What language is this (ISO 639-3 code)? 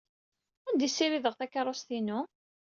kab